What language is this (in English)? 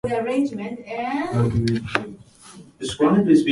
Japanese